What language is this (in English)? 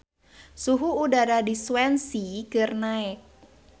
Sundanese